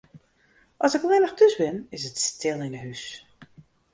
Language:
Western Frisian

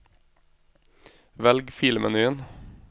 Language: Norwegian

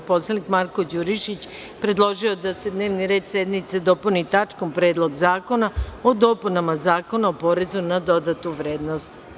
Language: Serbian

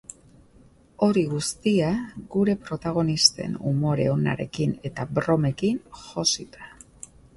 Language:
Basque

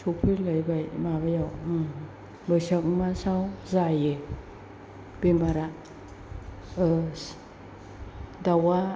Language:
Bodo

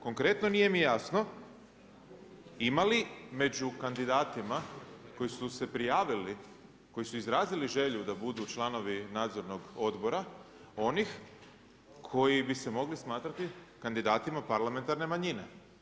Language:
Croatian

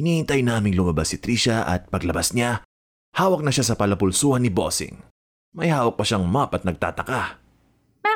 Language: Filipino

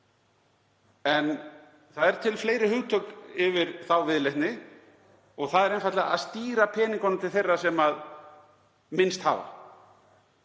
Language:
Icelandic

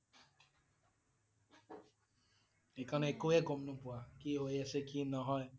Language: Assamese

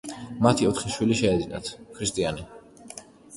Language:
Georgian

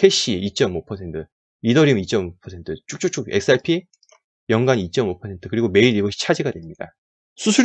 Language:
Korean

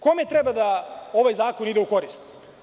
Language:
Serbian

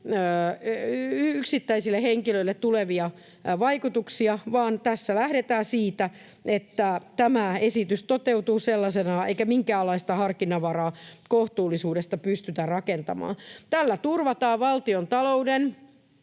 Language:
Finnish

